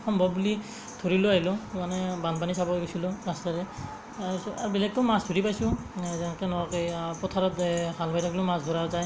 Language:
Assamese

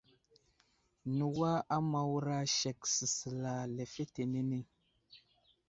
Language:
Wuzlam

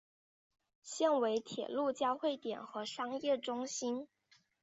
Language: Chinese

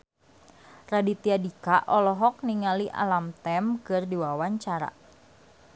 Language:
Sundanese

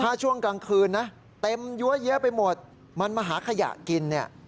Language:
Thai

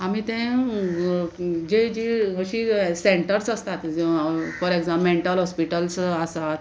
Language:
Konkani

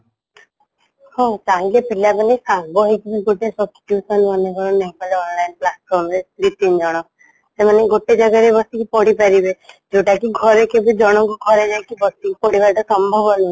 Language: Odia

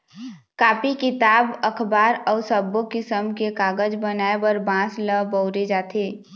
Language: Chhattisgarhi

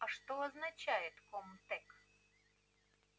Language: Russian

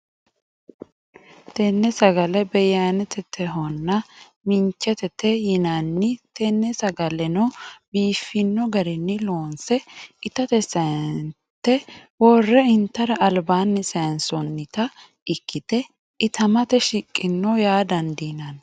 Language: Sidamo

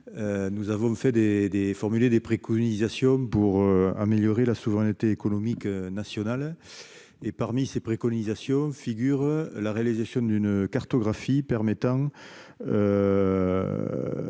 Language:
French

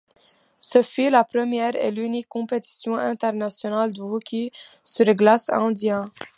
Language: French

